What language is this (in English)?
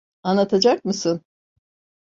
Turkish